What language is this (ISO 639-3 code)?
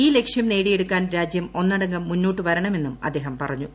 mal